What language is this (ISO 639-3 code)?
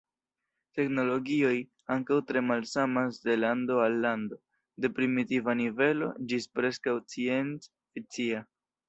epo